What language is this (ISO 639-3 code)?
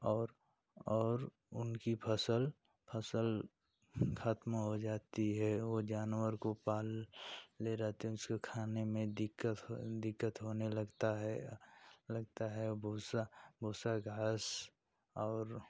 hin